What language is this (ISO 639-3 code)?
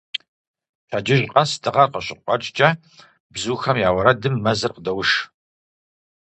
kbd